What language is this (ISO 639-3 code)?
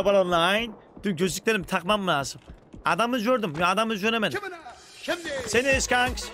tur